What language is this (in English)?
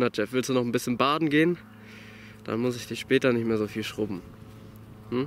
German